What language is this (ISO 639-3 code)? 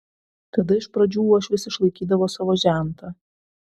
lit